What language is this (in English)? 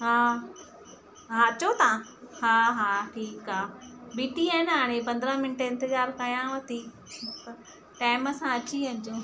Sindhi